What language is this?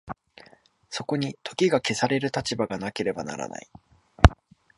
Japanese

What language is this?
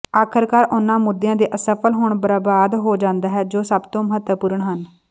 Punjabi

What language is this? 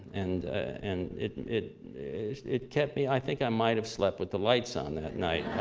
English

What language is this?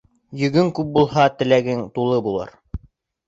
Bashkir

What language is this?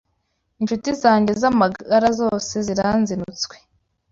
Kinyarwanda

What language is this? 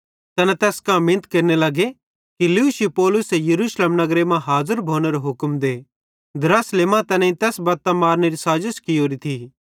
Bhadrawahi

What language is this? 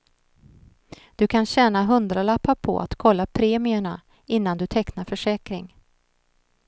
Swedish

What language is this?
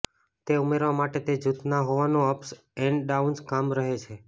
Gujarati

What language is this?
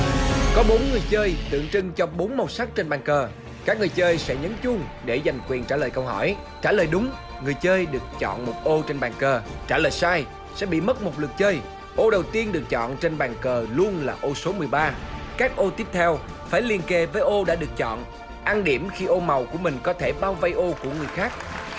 Vietnamese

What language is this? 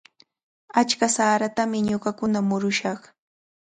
Cajatambo North Lima Quechua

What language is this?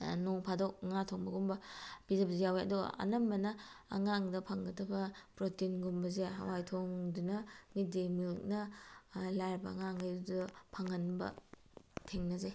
Manipuri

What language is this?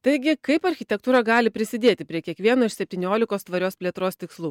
Lithuanian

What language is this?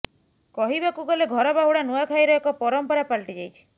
Odia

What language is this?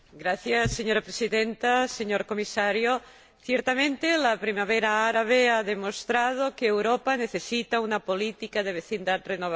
Spanish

